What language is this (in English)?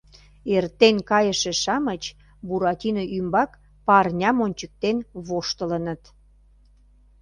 Mari